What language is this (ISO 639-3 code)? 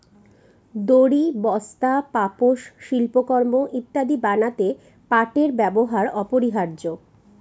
ben